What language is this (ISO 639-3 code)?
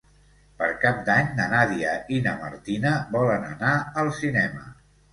cat